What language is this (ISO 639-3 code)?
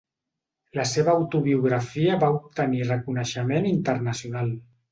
cat